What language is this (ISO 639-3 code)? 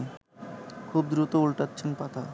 ben